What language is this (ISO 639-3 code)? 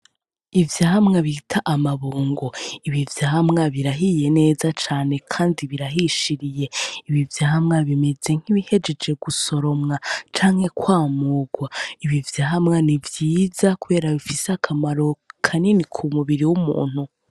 run